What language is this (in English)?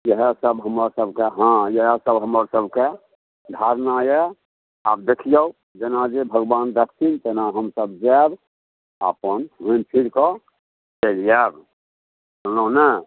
Maithili